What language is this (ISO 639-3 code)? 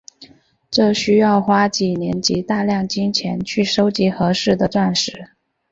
zho